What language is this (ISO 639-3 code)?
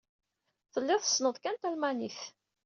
kab